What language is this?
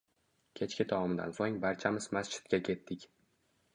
Uzbek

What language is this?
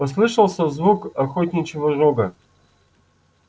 Russian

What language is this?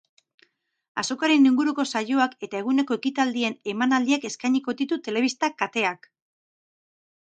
Basque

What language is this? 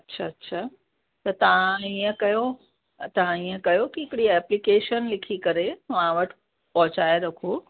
Sindhi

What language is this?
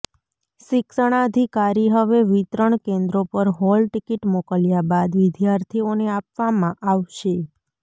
Gujarati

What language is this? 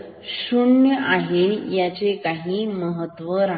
Marathi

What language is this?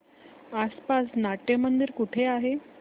Marathi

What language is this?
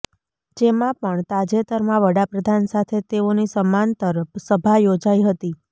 Gujarati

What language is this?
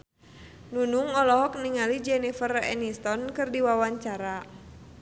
Sundanese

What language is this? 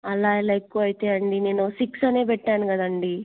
Telugu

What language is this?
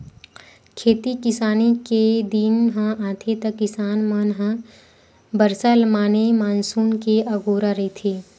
Chhattisgarhi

